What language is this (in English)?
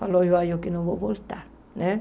Portuguese